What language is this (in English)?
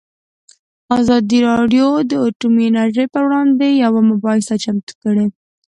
Pashto